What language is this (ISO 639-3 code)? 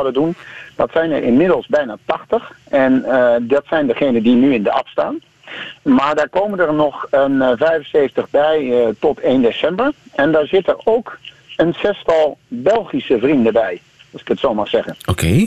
nld